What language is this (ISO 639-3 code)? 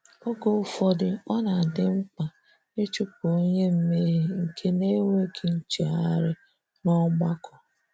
ibo